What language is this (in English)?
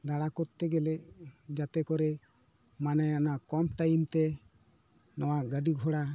Santali